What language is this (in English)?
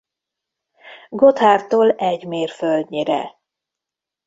Hungarian